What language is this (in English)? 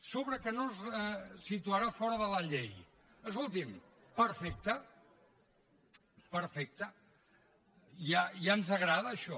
Catalan